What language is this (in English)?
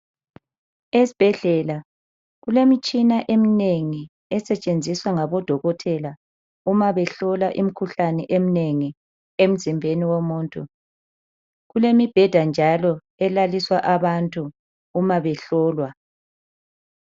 North Ndebele